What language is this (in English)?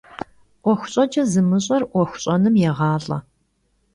Kabardian